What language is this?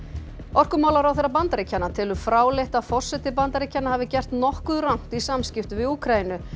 Icelandic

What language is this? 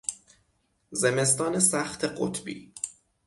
Persian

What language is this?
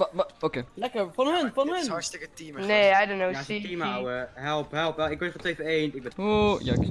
Dutch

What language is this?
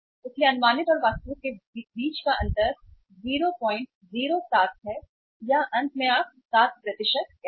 Hindi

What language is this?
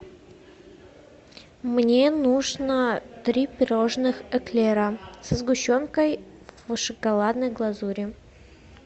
Russian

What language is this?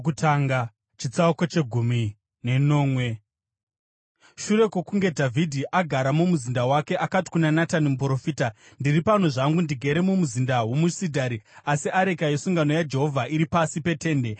Shona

